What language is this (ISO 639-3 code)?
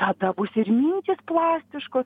lit